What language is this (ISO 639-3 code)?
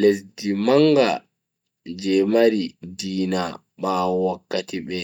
fui